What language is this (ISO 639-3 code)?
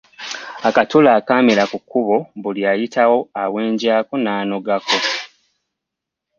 lug